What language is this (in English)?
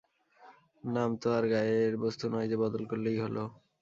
Bangla